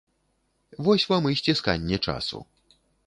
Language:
Belarusian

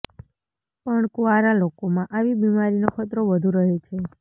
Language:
Gujarati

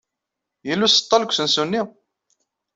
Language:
Kabyle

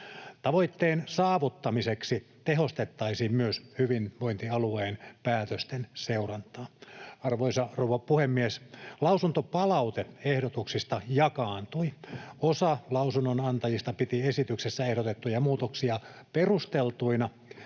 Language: Finnish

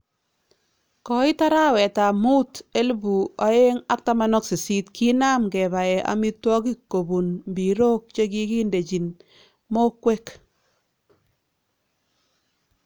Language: Kalenjin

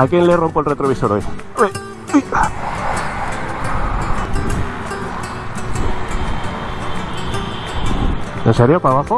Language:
Spanish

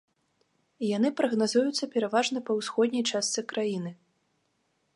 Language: Belarusian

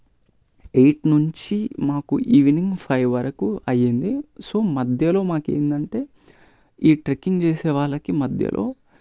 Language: Telugu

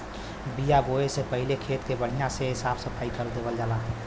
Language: Bhojpuri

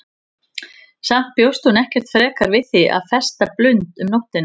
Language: Icelandic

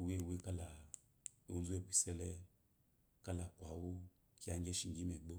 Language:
Eloyi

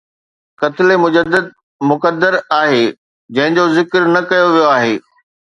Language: Sindhi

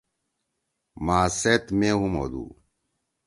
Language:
Torwali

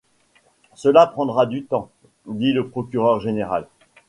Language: French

